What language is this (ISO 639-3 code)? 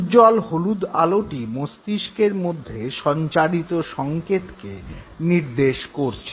ben